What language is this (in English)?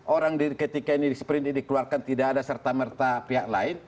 Indonesian